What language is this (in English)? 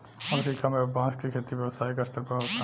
Bhojpuri